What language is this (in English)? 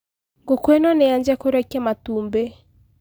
Kikuyu